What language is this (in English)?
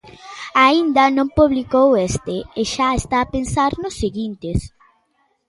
Galician